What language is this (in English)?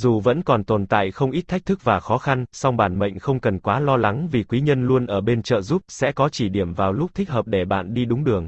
Vietnamese